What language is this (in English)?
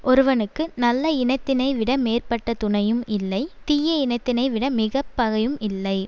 Tamil